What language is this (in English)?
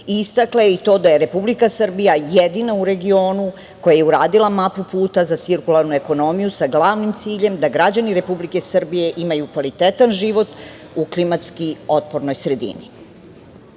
Serbian